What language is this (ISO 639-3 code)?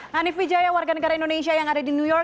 ind